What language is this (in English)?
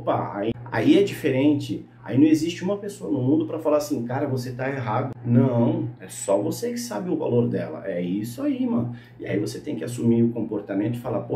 Portuguese